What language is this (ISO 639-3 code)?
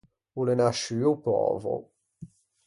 lij